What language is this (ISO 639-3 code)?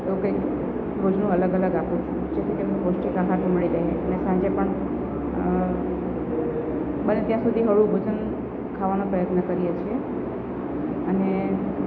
guj